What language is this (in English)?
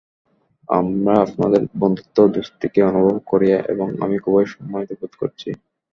Bangla